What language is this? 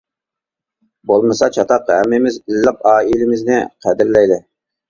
Uyghur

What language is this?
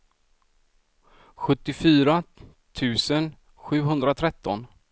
Swedish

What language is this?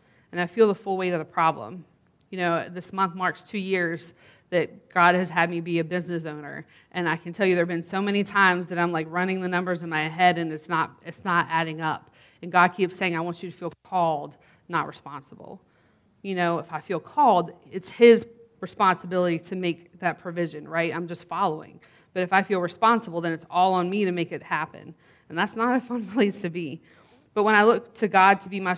English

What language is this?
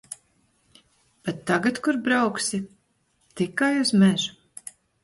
Latvian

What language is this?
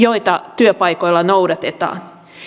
Finnish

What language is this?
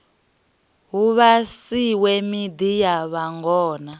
Venda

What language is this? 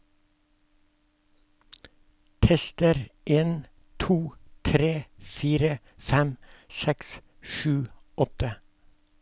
Norwegian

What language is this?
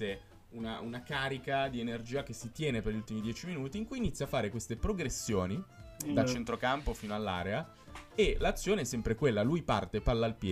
Italian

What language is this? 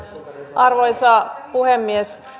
Finnish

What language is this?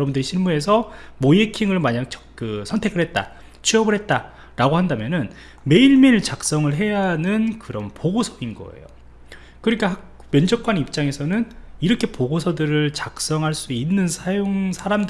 Korean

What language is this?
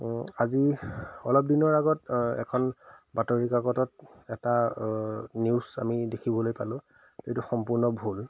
Assamese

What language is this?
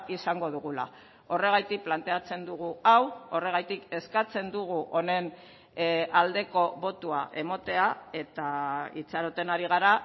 Basque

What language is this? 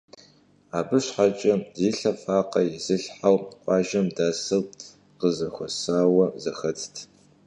Kabardian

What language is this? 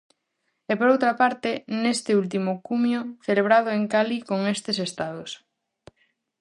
Galician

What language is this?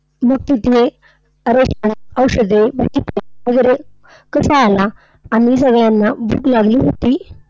Marathi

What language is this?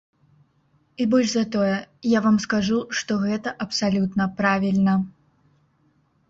Belarusian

